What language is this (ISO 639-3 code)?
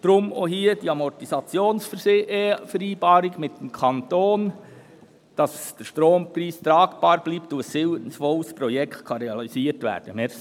gsw